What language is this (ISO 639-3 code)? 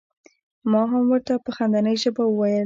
pus